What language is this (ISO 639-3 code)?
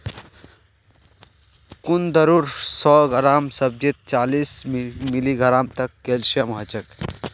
mag